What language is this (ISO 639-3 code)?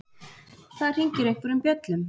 isl